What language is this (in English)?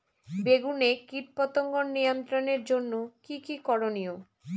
Bangla